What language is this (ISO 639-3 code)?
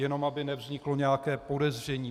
ces